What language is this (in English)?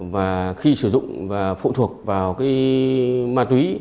Vietnamese